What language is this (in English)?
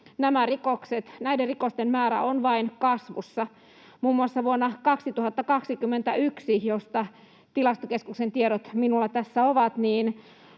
Finnish